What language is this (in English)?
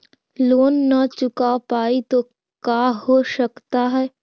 Magahi